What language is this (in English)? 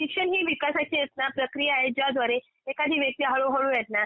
Marathi